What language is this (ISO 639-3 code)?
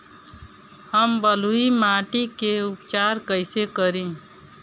bho